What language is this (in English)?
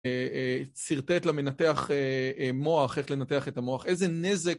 Hebrew